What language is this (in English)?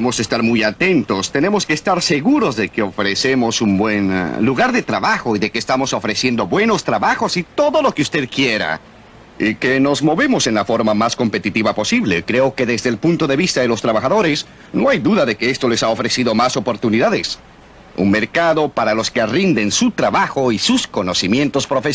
Spanish